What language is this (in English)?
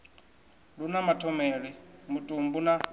Venda